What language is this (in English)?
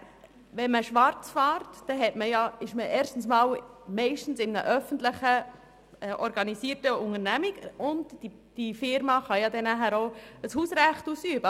Swiss German